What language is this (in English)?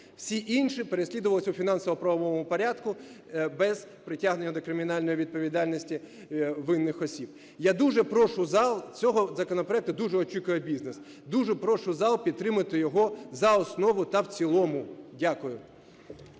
Ukrainian